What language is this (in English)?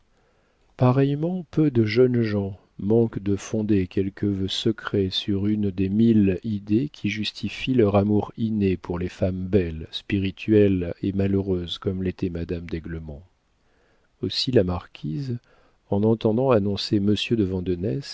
French